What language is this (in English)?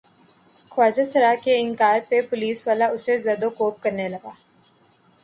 Urdu